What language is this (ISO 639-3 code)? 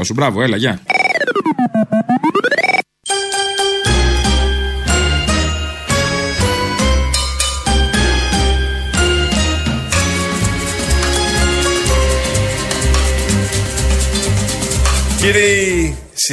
ell